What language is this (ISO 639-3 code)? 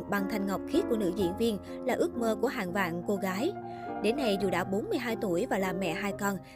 vie